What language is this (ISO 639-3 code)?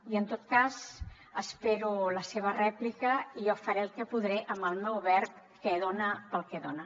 cat